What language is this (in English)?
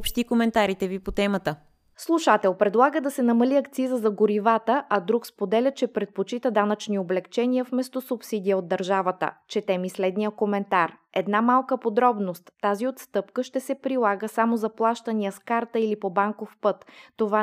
Bulgarian